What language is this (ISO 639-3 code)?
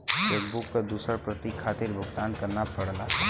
bho